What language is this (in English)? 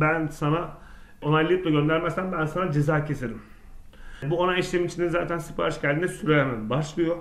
Turkish